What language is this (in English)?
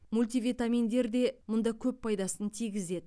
Kazakh